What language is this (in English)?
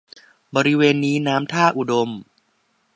Thai